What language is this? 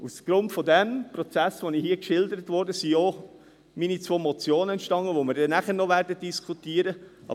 Swiss German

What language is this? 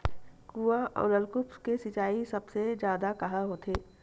Chhattisgarhi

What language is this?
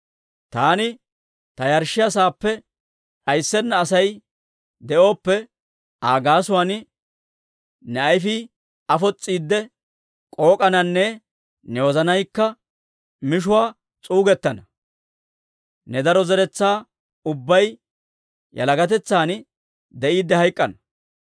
Dawro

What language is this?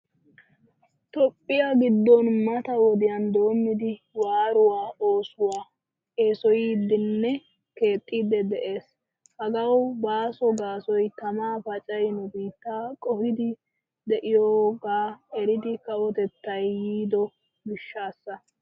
Wolaytta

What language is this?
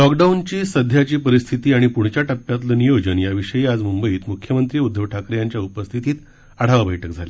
Marathi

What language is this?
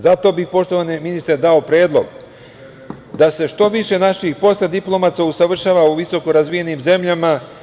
Serbian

